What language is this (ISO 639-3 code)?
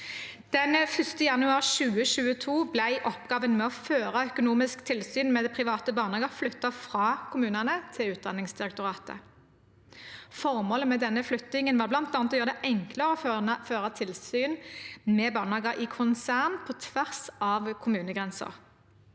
nor